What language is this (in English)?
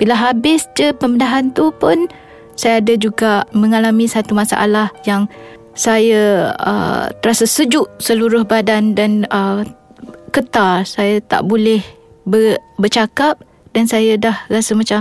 Malay